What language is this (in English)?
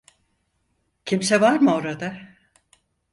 Turkish